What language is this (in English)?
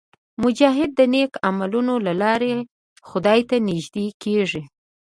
Pashto